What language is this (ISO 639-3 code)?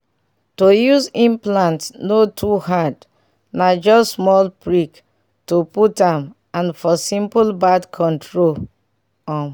pcm